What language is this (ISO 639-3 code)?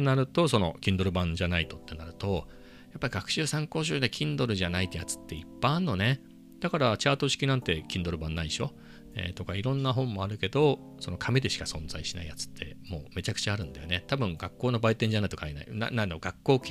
jpn